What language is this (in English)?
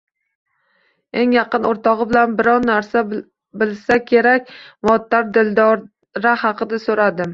Uzbek